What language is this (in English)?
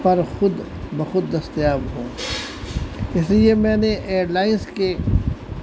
Urdu